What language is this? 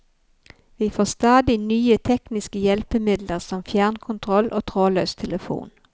Norwegian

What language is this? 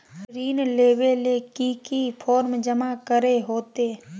Magahi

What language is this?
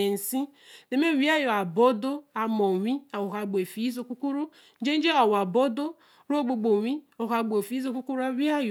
Eleme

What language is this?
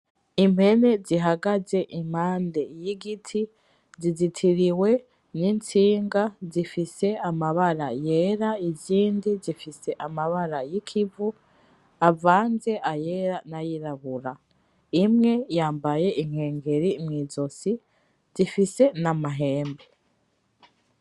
Rundi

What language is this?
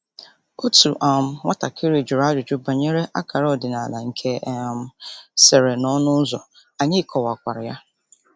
Igbo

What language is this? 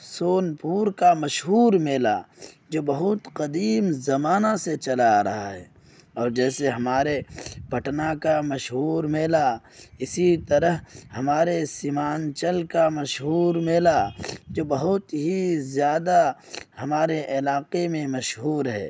Urdu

